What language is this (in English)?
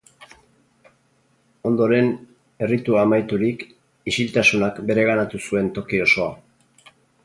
Basque